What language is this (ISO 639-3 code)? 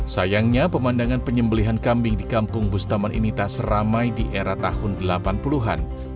ind